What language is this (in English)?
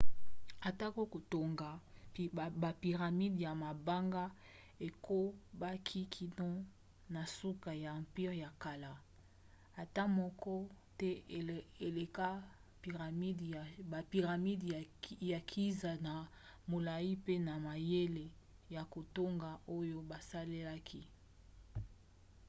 Lingala